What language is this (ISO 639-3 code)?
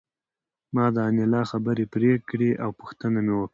pus